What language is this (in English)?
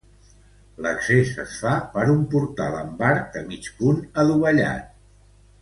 Catalan